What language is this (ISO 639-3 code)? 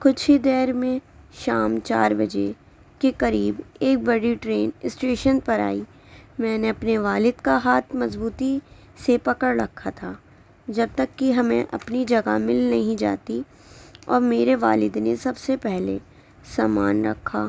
urd